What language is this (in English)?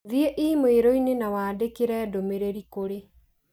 Kikuyu